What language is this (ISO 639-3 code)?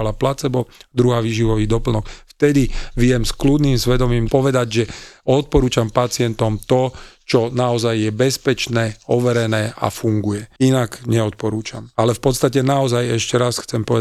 slk